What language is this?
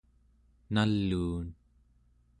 Central Yupik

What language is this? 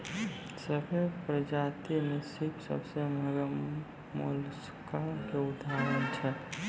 Maithili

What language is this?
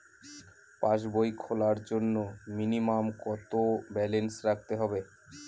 Bangla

